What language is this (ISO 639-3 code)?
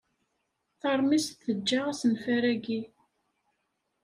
kab